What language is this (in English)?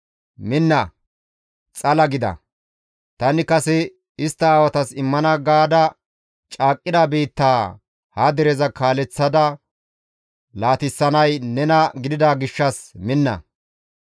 Gamo